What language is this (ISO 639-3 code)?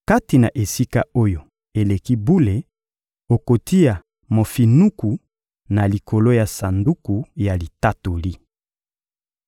lin